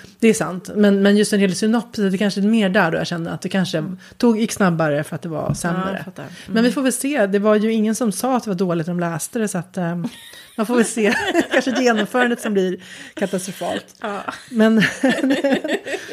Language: Swedish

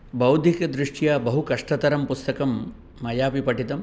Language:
Sanskrit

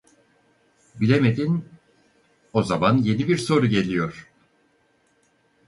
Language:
Turkish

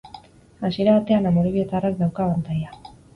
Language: Basque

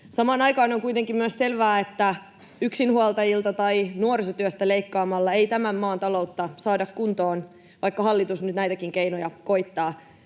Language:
Finnish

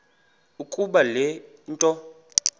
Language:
Xhosa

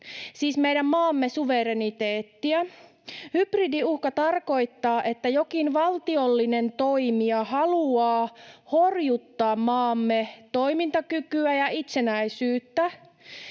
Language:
Finnish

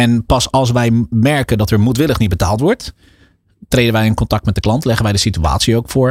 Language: Dutch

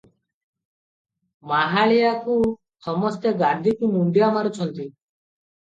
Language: Odia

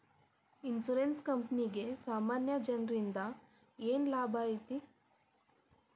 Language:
Kannada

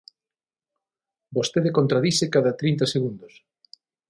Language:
Galician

